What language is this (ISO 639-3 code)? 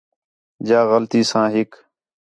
xhe